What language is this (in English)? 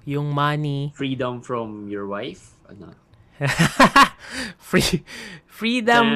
Filipino